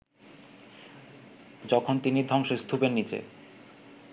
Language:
Bangla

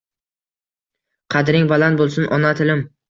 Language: Uzbek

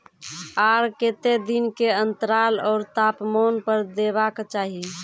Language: Maithili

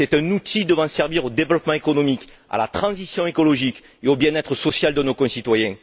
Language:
French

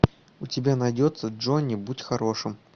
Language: Russian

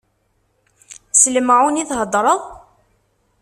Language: Kabyle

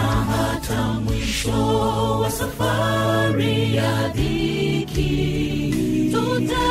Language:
Swahili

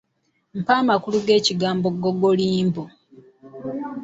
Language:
Ganda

